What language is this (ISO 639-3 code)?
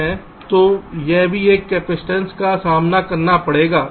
hin